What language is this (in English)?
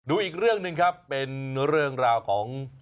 Thai